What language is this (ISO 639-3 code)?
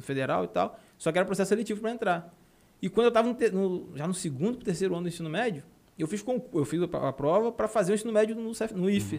por